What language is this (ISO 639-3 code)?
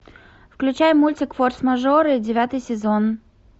rus